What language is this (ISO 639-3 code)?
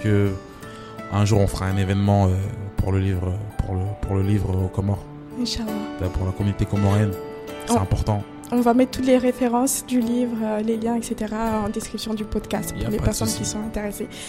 fra